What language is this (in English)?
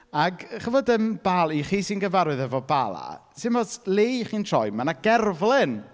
Welsh